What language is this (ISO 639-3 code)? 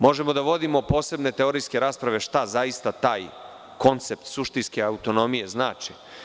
srp